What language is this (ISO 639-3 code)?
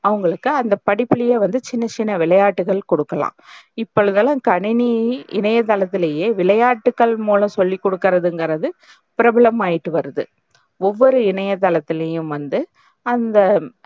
tam